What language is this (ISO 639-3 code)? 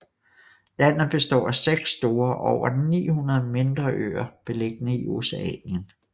dan